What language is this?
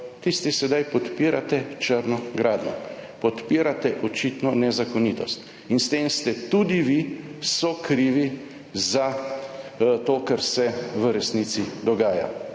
Slovenian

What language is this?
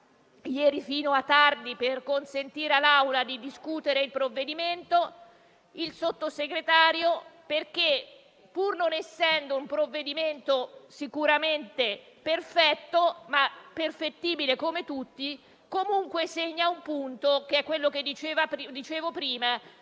Italian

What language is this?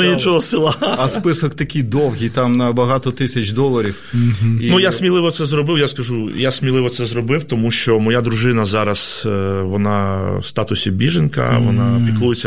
Ukrainian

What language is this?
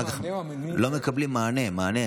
Hebrew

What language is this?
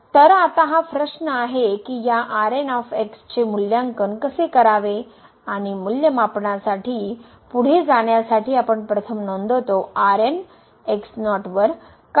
Marathi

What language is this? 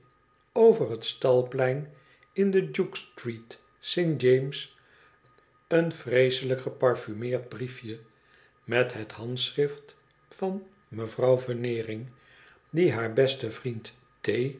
Dutch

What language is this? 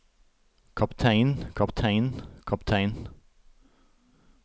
Norwegian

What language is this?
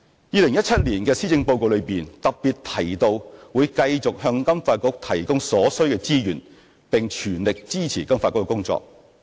Cantonese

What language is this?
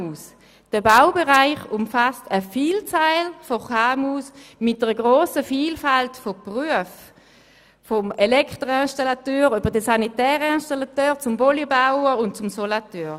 Swiss German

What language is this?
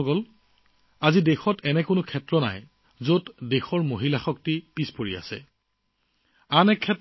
Assamese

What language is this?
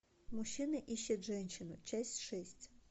Russian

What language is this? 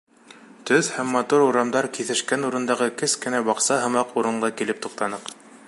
Bashkir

